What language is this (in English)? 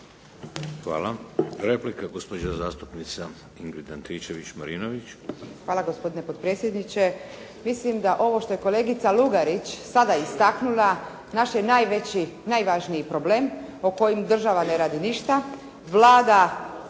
Croatian